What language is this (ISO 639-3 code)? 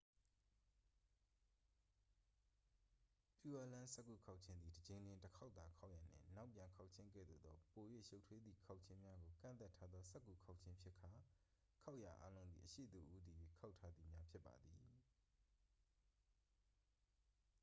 mya